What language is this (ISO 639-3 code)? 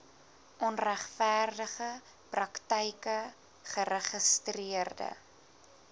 afr